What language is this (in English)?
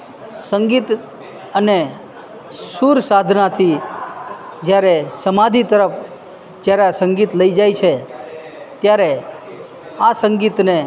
Gujarati